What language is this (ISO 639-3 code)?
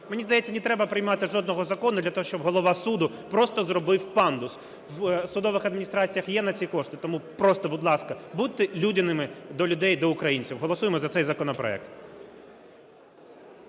ukr